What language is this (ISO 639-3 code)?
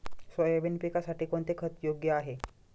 mar